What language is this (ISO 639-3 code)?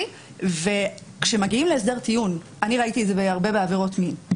heb